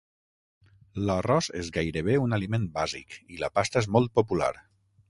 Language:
Catalan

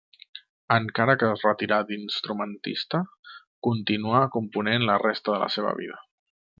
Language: Catalan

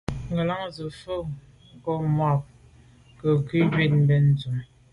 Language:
Medumba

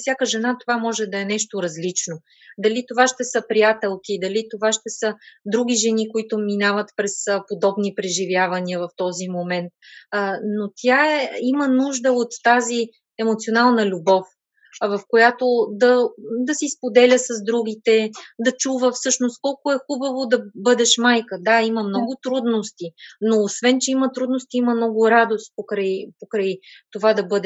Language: Bulgarian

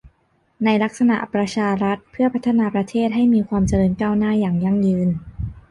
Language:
Thai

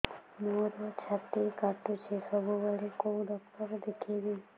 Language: Odia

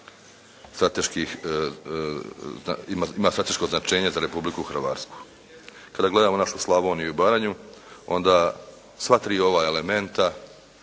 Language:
Croatian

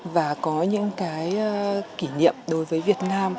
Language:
Vietnamese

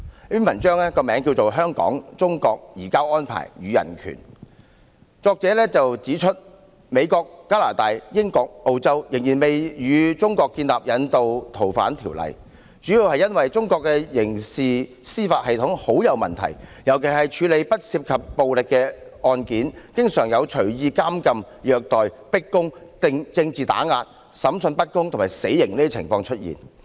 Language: Cantonese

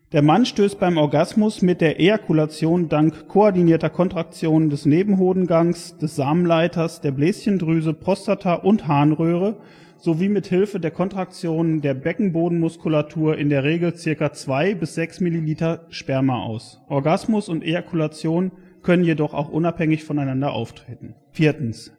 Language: German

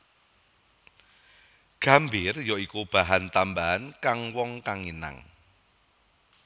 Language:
Javanese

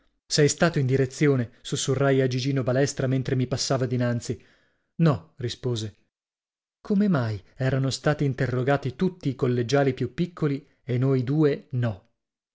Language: Italian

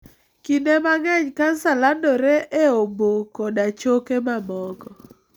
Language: Luo (Kenya and Tanzania)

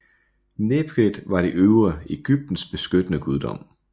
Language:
Danish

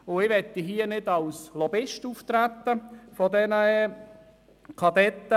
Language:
Swiss German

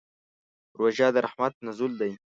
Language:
Pashto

